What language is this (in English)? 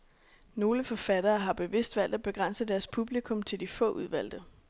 Danish